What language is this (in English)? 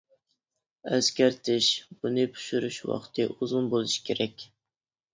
Uyghur